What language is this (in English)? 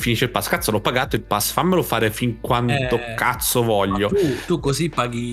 Italian